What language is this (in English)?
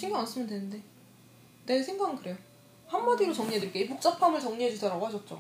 Korean